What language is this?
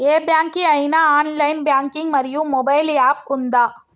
Telugu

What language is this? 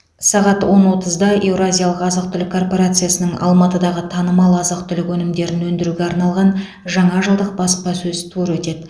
Kazakh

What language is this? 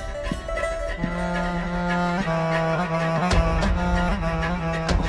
Malayalam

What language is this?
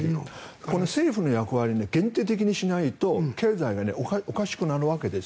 Japanese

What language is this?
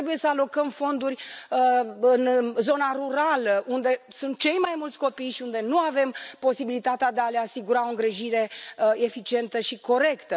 Romanian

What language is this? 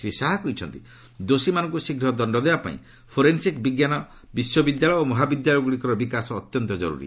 Odia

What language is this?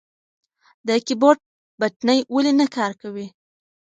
Pashto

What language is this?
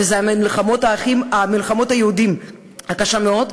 Hebrew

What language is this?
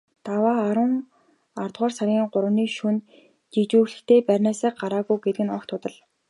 Mongolian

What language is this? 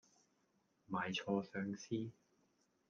Cantonese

